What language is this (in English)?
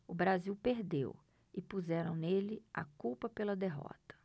Portuguese